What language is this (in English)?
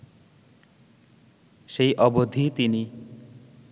Bangla